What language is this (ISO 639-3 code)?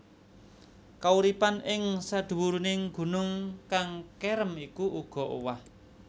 jav